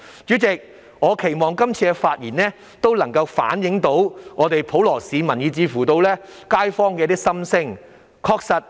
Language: Cantonese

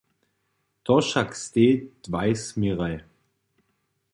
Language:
Upper Sorbian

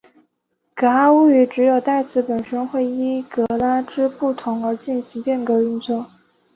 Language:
Chinese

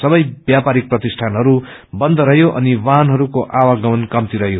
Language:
Nepali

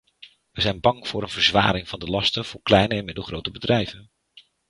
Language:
Dutch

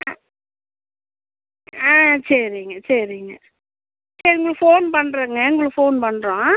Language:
Tamil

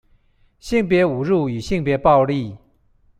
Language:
Chinese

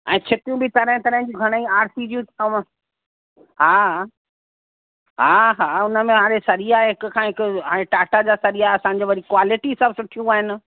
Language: Sindhi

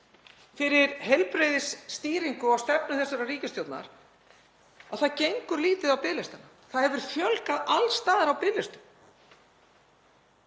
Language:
Icelandic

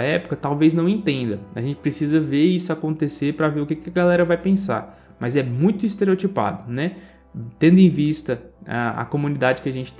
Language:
Portuguese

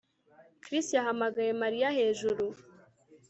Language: Kinyarwanda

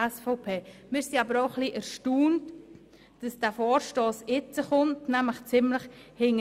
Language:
Swiss German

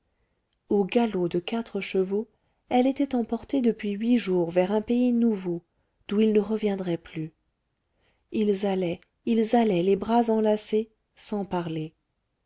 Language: French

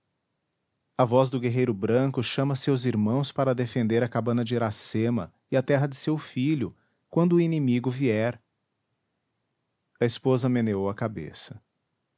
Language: Portuguese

